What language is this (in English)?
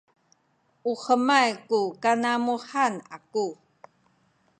Sakizaya